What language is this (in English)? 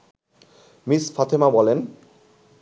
Bangla